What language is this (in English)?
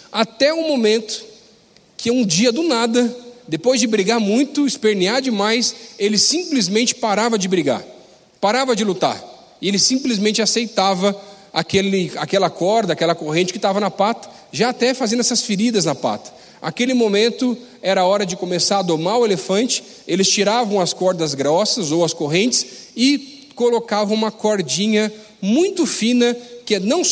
Portuguese